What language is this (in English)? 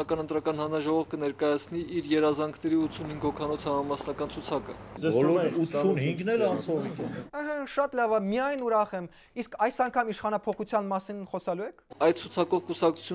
Turkish